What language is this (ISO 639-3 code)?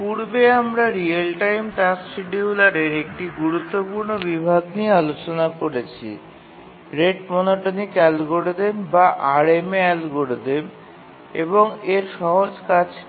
ben